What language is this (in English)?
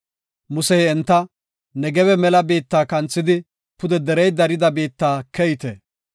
Gofa